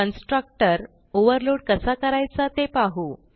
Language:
Marathi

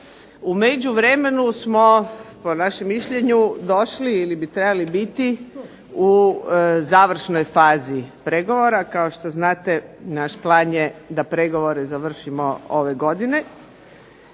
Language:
Croatian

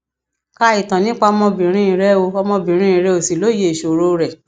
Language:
Yoruba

